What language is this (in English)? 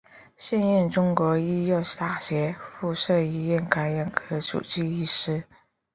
Chinese